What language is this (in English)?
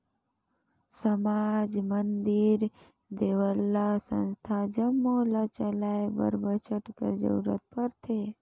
Chhattisgarhi